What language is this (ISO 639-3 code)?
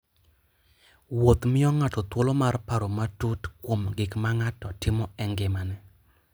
luo